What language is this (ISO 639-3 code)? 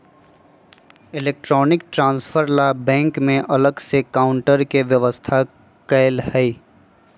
mag